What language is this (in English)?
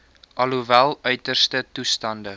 Afrikaans